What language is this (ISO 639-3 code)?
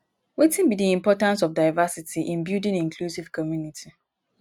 pcm